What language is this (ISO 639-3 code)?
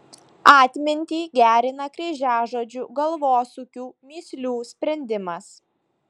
lit